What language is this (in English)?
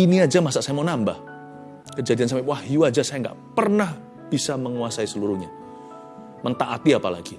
Indonesian